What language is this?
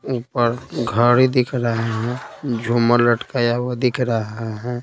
Hindi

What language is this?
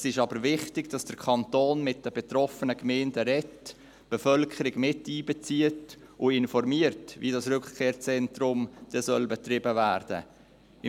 Swiss German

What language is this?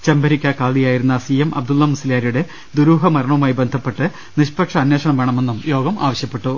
Malayalam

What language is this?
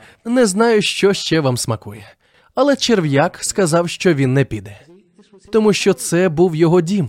Ukrainian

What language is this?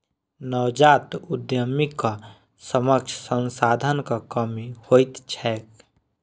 Maithili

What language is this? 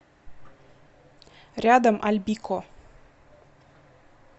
Russian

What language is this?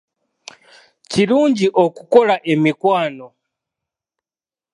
Ganda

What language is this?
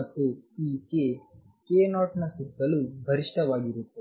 Kannada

